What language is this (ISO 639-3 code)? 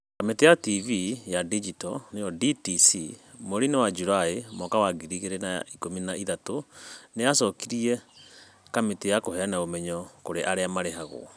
kik